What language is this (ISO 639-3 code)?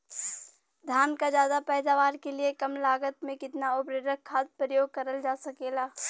bho